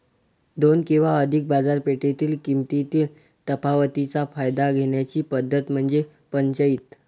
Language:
Marathi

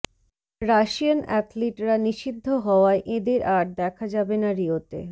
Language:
Bangla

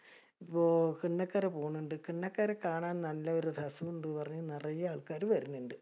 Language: Malayalam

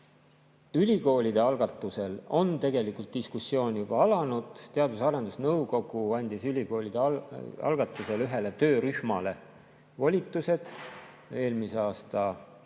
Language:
Estonian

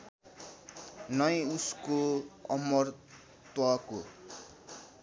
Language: Nepali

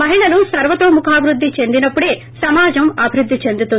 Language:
Telugu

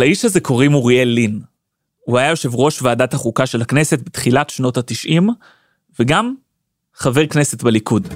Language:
Hebrew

